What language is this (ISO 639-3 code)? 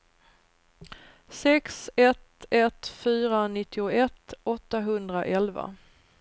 swe